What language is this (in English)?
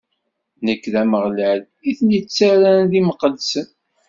Kabyle